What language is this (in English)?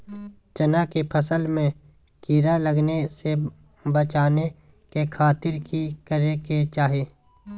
Magahi